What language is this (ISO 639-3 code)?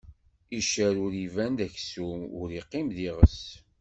kab